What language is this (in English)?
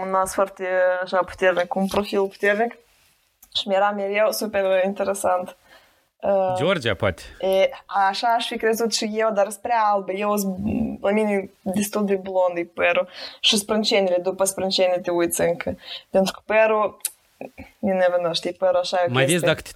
Romanian